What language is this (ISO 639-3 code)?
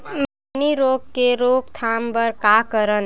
hne